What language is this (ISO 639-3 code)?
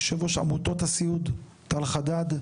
heb